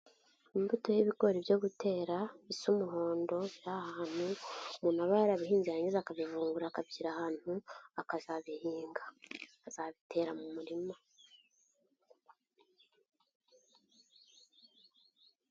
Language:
Kinyarwanda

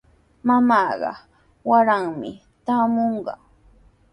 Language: Sihuas Ancash Quechua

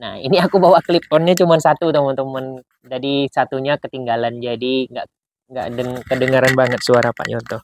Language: Indonesian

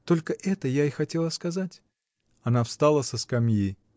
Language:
Russian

